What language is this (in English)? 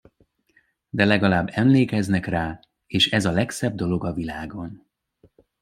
Hungarian